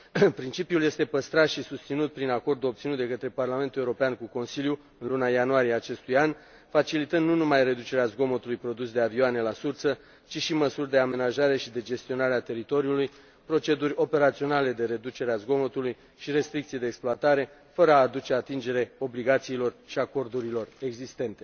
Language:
Romanian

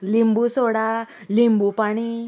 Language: Konkani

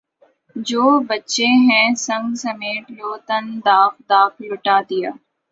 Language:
Urdu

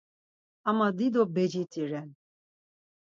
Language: Laz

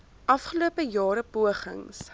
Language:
Afrikaans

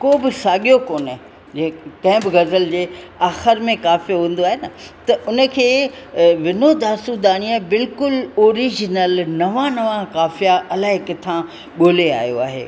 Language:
Sindhi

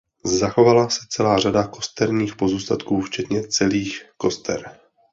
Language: Czech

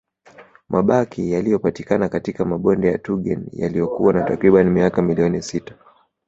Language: Swahili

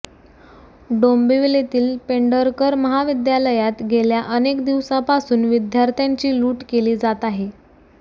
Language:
Marathi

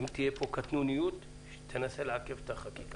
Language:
Hebrew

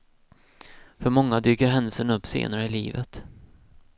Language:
Swedish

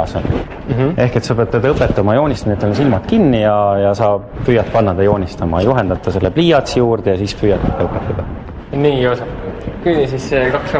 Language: Finnish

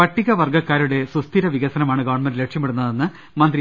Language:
Malayalam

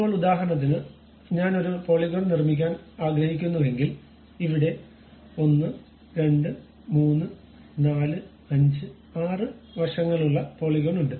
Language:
Malayalam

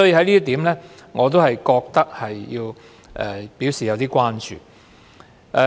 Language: Cantonese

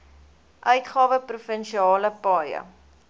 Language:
Afrikaans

